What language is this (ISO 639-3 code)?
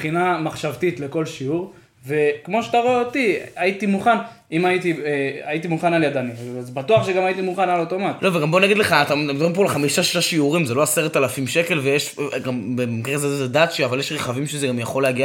heb